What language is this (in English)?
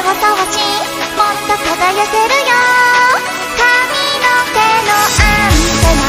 Thai